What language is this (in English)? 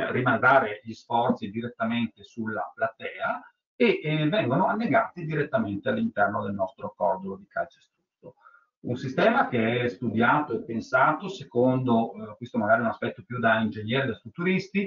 Italian